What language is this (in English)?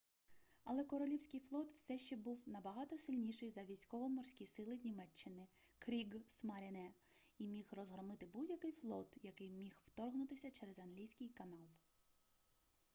Ukrainian